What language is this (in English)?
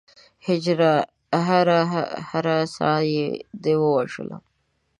Pashto